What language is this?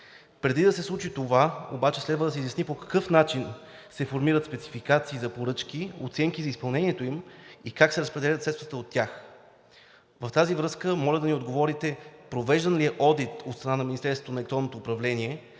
Bulgarian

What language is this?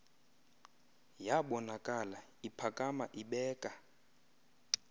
Xhosa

